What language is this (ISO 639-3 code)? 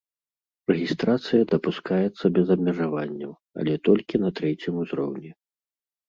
bel